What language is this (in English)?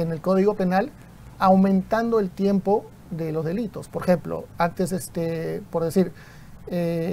Spanish